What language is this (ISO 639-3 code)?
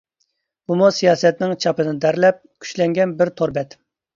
uig